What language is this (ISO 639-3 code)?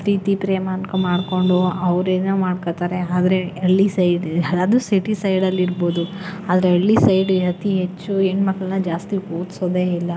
kan